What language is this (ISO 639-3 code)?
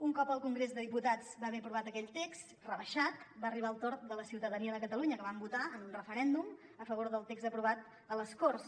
cat